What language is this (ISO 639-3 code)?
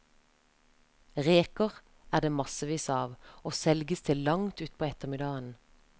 nor